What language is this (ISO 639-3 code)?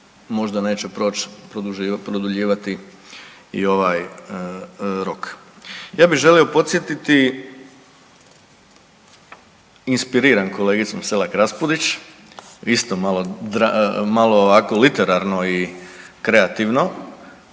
hrv